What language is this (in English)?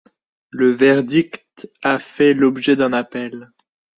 French